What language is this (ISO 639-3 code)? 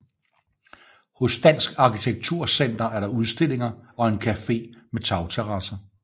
dan